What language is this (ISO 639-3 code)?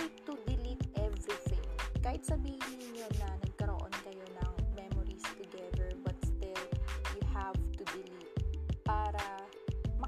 fil